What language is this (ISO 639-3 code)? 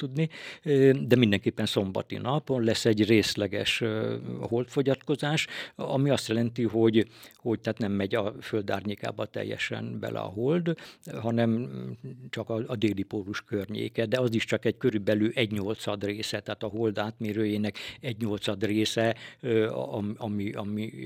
hun